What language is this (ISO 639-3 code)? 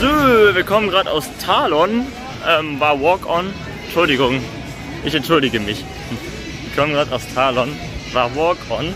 deu